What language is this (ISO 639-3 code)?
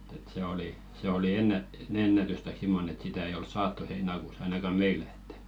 fin